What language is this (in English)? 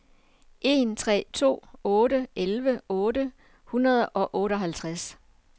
Danish